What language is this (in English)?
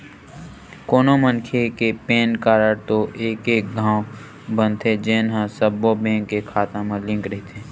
Chhattisgarhi